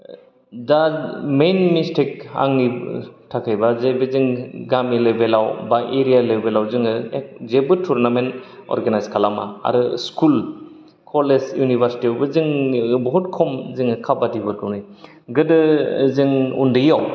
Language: Bodo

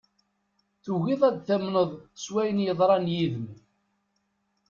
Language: Kabyle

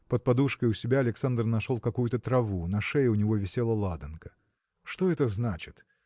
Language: Russian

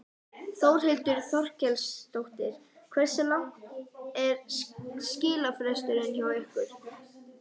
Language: Icelandic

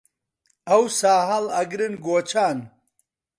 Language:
Central Kurdish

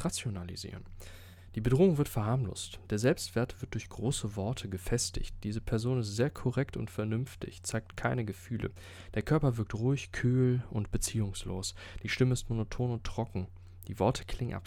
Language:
German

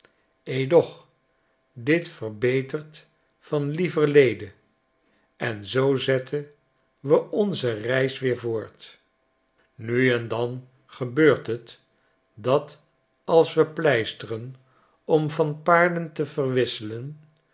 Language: Dutch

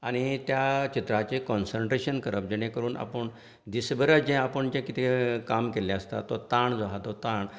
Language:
Konkani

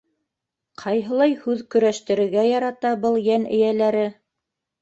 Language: Bashkir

